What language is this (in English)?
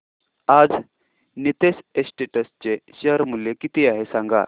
Marathi